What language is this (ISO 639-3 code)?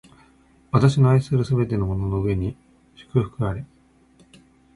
jpn